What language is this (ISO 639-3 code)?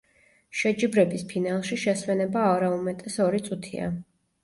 kat